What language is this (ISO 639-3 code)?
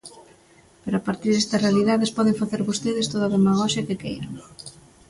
glg